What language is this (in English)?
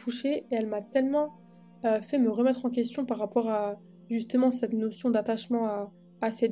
French